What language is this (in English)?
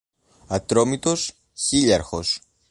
Greek